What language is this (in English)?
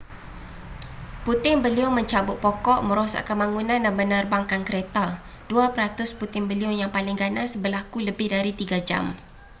Malay